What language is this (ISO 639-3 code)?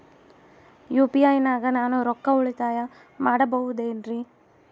kan